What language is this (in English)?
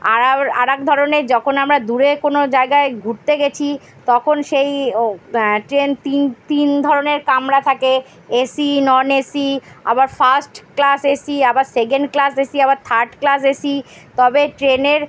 Bangla